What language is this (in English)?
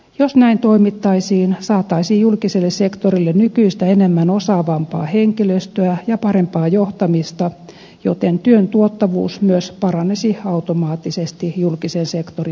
Finnish